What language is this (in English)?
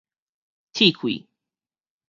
Min Nan Chinese